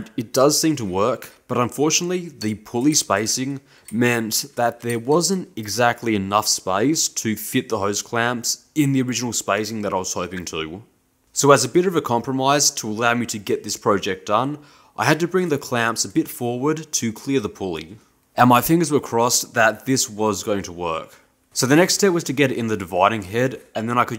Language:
English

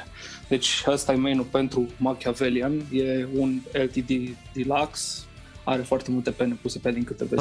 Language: Romanian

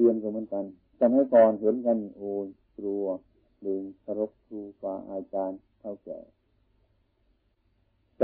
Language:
Thai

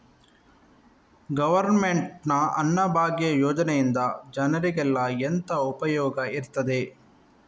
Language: Kannada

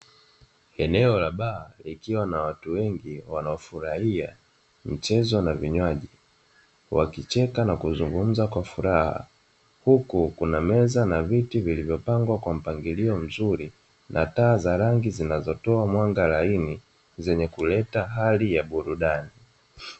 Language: Swahili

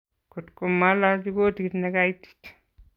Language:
Kalenjin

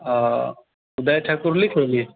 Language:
Maithili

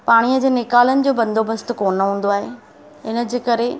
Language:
Sindhi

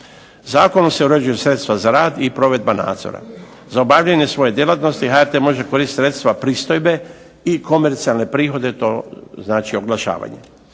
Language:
Croatian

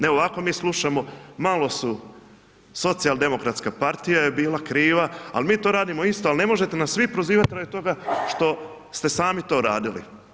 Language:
Croatian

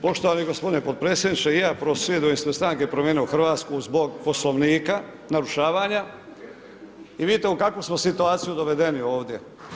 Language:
Croatian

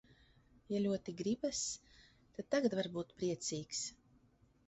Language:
Latvian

